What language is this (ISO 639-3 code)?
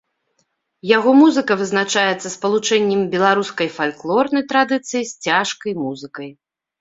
bel